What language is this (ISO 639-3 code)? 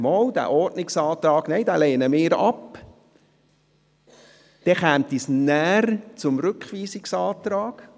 gsw